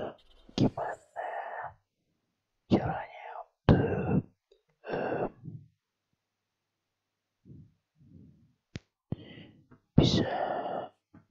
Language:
Spanish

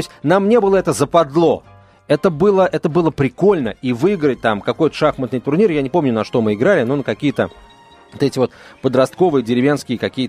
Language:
Russian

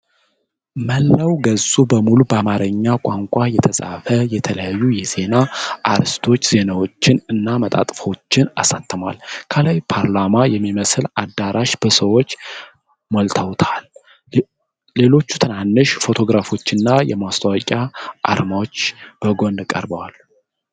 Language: Amharic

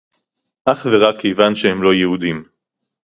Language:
Hebrew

